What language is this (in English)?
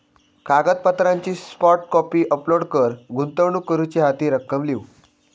Marathi